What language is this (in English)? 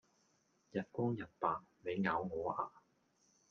Cantonese